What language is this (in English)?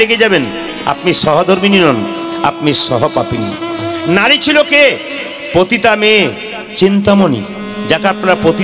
Hindi